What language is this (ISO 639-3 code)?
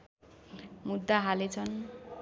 nep